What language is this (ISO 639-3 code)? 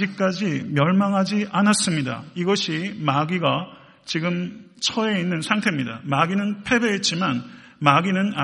kor